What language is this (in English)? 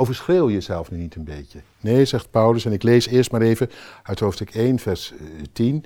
Dutch